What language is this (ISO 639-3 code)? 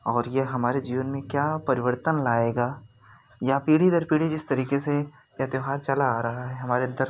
hin